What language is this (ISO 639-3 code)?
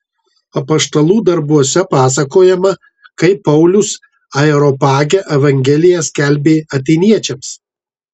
lit